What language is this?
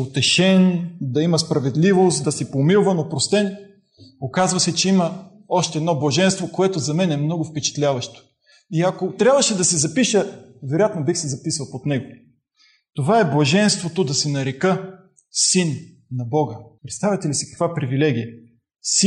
Bulgarian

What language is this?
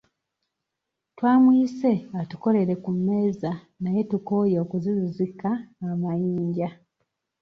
Ganda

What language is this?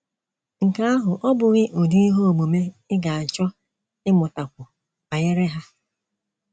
Igbo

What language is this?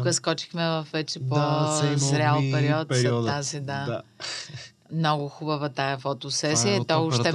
Bulgarian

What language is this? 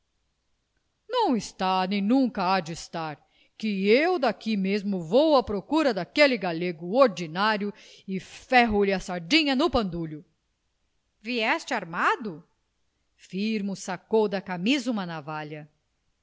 Portuguese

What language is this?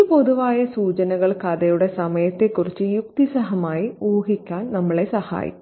Malayalam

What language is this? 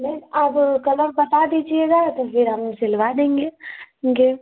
Hindi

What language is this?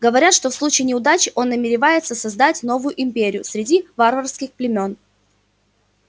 Russian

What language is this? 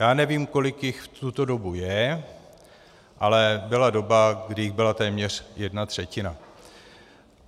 Czech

